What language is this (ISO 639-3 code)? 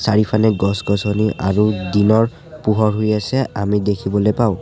asm